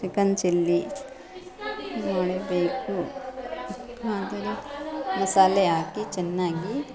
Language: Kannada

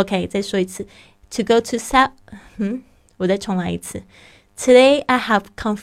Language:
Chinese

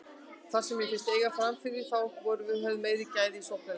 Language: Icelandic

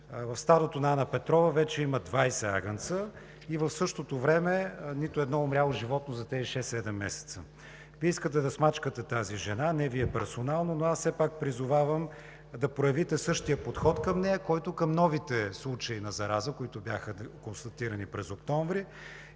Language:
Bulgarian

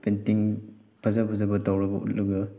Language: Manipuri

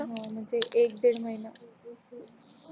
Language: Marathi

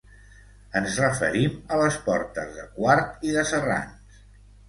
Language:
Catalan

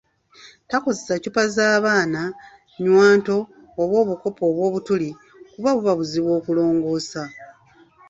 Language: Ganda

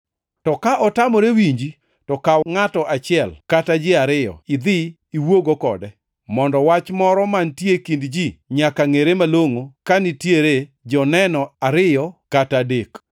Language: Luo (Kenya and Tanzania)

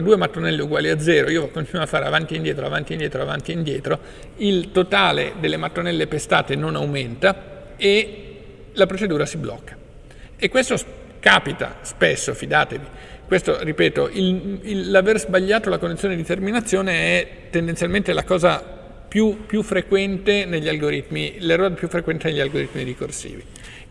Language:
Italian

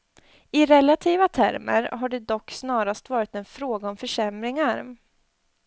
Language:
Swedish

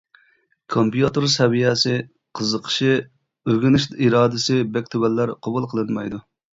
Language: Uyghur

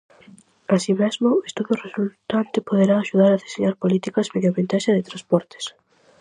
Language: Galician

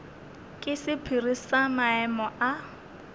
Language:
Northern Sotho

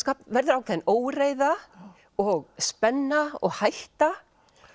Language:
Icelandic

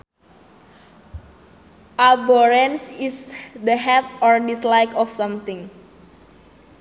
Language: Sundanese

